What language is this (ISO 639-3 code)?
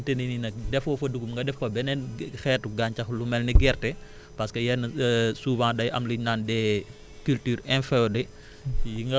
wol